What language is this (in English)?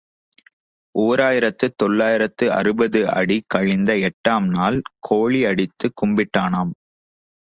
Tamil